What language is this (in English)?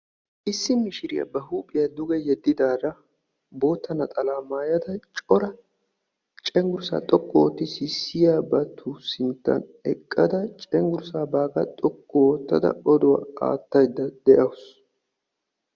Wolaytta